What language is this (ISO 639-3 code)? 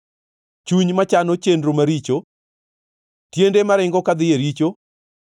luo